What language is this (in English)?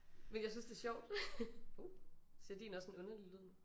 Danish